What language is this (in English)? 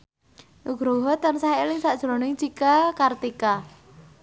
Javanese